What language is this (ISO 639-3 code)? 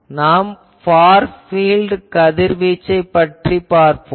tam